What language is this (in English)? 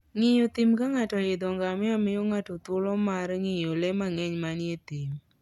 Luo (Kenya and Tanzania)